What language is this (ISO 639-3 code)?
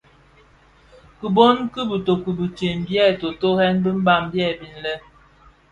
ksf